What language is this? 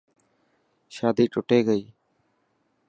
Dhatki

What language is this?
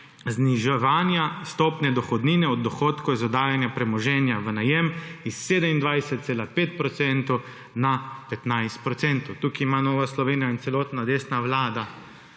Slovenian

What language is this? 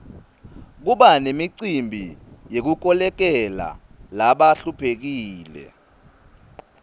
Swati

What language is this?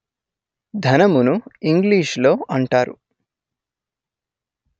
Telugu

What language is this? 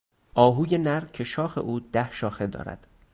Persian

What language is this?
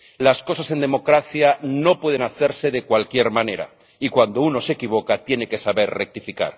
Spanish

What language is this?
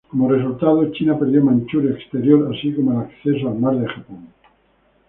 Spanish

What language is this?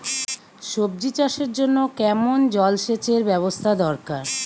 Bangla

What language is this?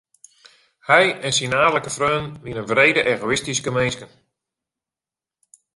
Western Frisian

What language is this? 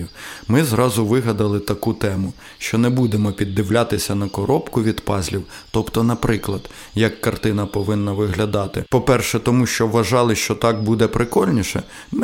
Ukrainian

